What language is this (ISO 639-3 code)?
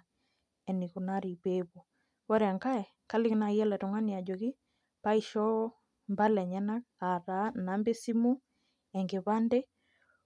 mas